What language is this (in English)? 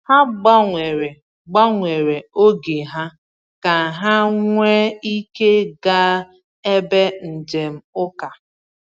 Igbo